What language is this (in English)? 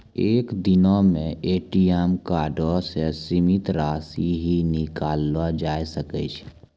Maithili